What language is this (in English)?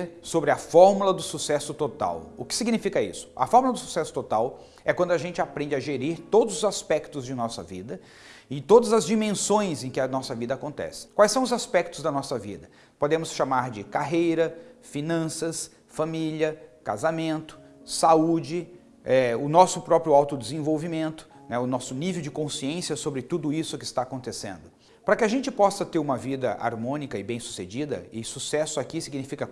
Portuguese